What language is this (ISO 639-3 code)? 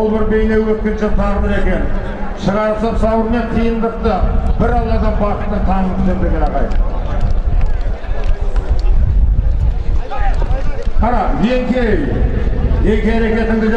tur